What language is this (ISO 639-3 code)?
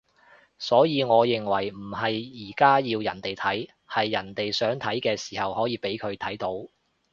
yue